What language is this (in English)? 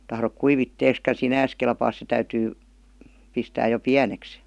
Finnish